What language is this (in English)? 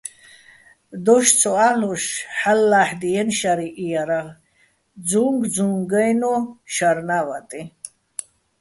Bats